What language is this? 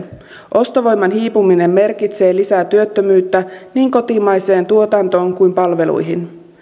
Finnish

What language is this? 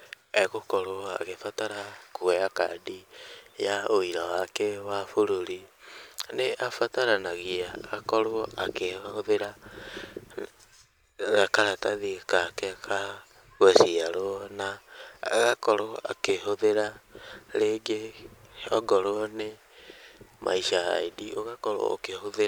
Kikuyu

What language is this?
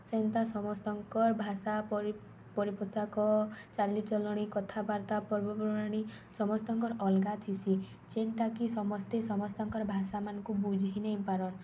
Odia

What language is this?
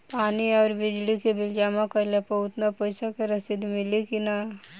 Bhojpuri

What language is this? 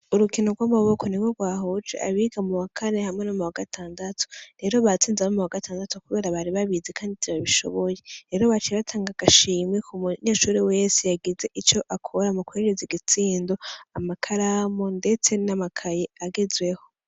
Rundi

